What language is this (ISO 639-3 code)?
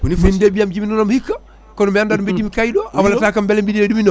ful